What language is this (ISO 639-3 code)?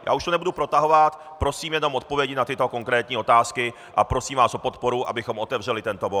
ces